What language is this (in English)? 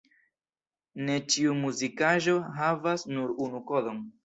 Esperanto